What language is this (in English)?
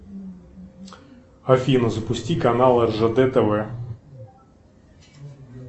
Russian